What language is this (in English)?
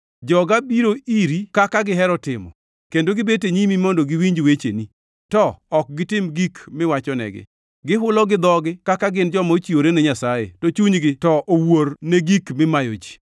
Luo (Kenya and Tanzania)